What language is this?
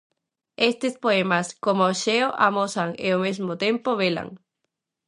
Galician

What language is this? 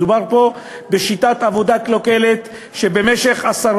Hebrew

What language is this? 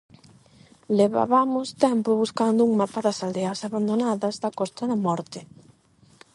Galician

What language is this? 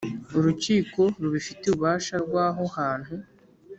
Kinyarwanda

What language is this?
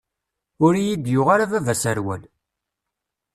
Kabyle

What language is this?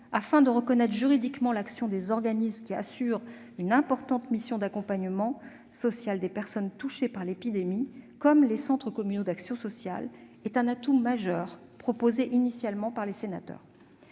French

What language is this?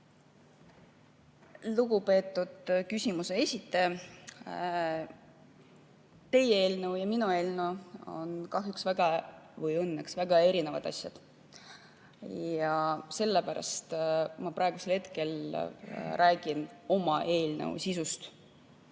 Estonian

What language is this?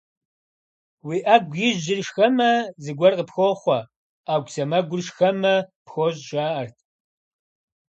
Kabardian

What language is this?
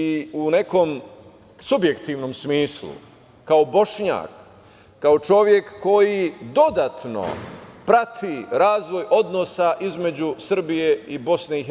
Serbian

